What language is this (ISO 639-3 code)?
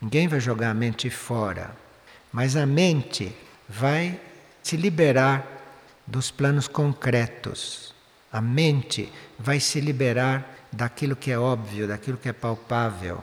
por